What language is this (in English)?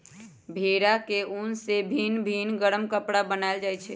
Magahi